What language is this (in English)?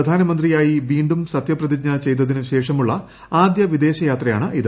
Malayalam